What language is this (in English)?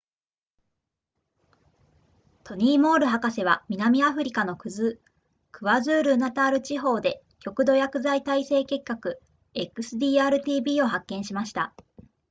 Japanese